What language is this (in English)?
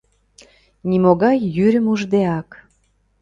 Mari